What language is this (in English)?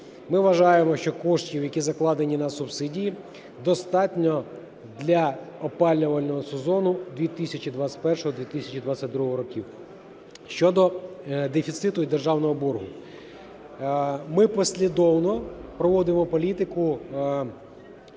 Ukrainian